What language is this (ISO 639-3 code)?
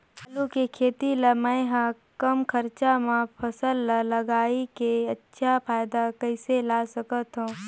hne